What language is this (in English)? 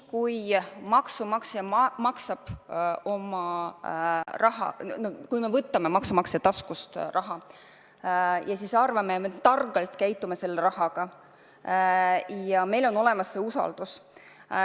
Estonian